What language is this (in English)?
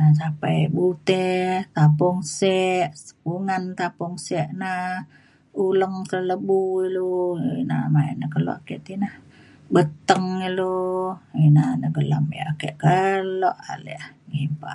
Mainstream Kenyah